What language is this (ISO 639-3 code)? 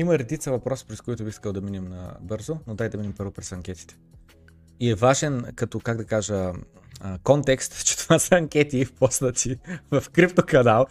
bul